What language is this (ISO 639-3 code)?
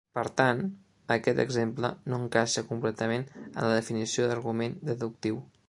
cat